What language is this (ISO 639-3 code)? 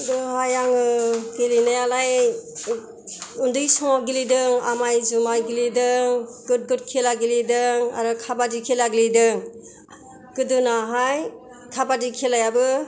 brx